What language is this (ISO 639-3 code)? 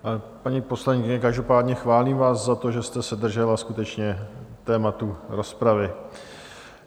ces